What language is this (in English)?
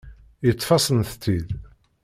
Kabyle